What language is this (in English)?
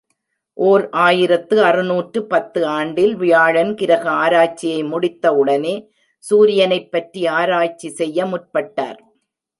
Tamil